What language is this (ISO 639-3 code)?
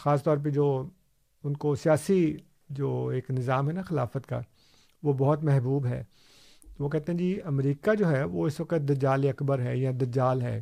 urd